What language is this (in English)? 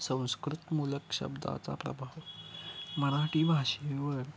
Marathi